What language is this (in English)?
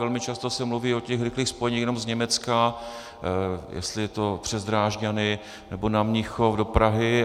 Czech